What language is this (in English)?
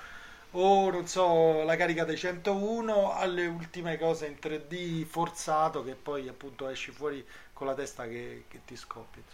Italian